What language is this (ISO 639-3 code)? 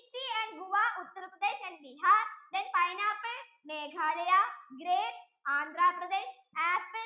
mal